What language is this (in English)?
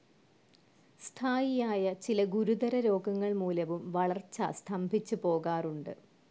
Malayalam